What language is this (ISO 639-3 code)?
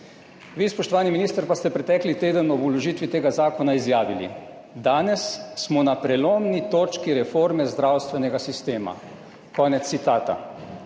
slv